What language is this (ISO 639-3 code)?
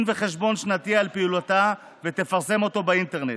heb